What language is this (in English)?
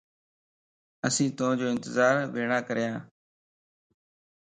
Lasi